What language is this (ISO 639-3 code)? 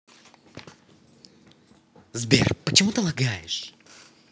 rus